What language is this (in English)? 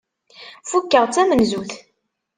Kabyle